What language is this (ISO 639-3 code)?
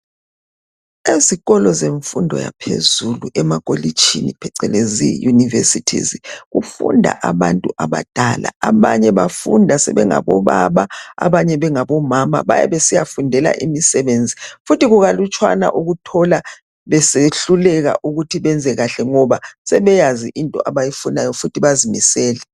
nde